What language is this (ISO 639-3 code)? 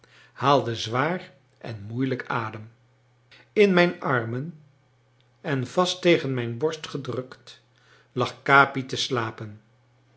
nld